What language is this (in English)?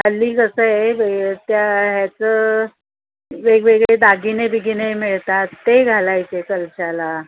Marathi